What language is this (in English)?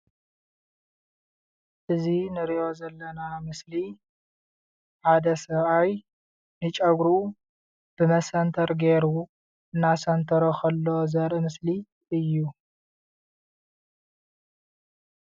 Tigrinya